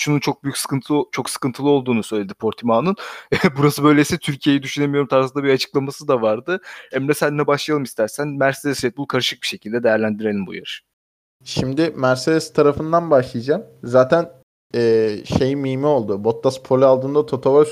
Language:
Turkish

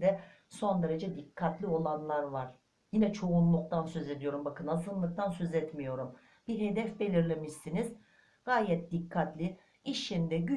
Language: Turkish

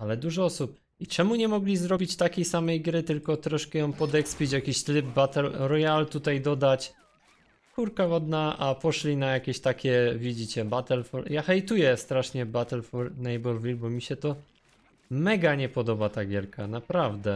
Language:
Polish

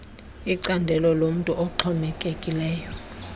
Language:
Xhosa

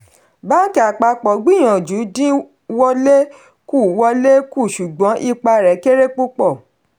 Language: Yoruba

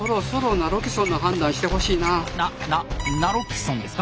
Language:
Japanese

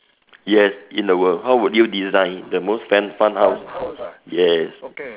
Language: English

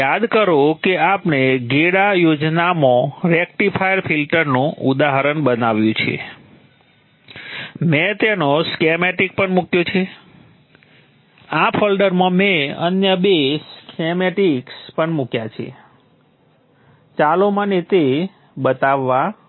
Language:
Gujarati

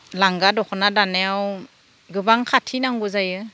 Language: Bodo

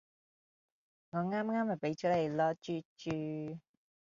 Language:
Cantonese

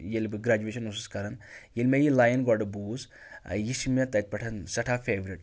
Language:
Kashmiri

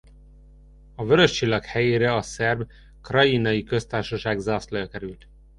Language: Hungarian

